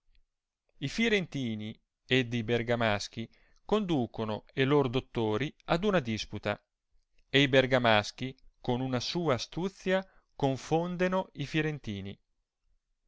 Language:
Italian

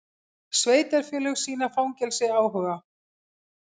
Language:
Icelandic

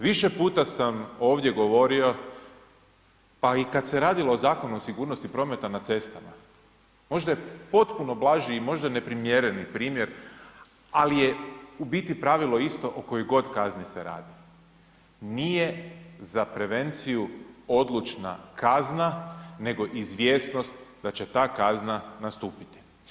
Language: Croatian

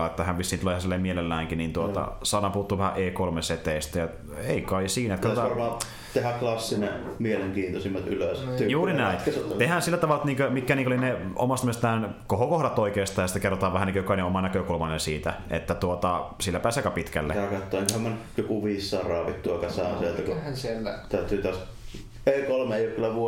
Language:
Finnish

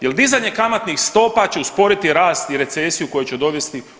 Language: Croatian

